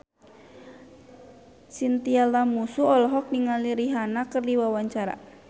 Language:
Sundanese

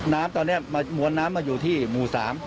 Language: Thai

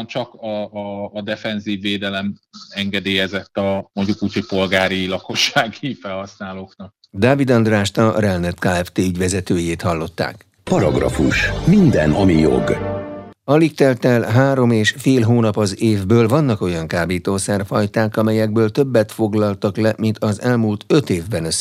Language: Hungarian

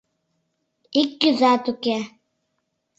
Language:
Mari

